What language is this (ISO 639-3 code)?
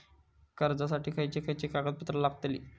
mar